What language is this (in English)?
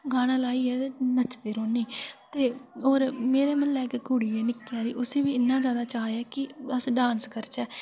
Dogri